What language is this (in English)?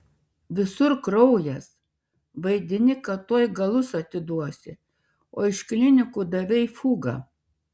Lithuanian